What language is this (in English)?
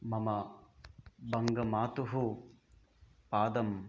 Sanskrit